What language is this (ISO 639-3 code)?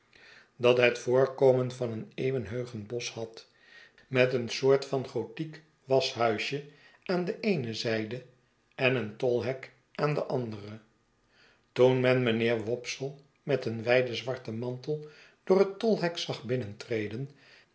nld